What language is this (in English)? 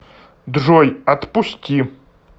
Russian